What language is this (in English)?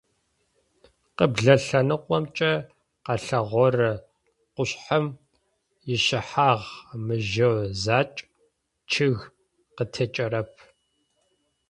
Adyghe